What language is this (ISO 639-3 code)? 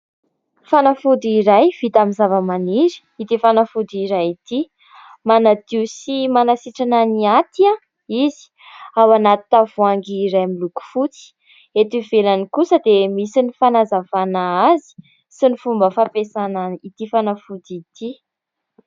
mlg